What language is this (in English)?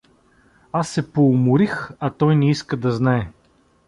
Bulgarian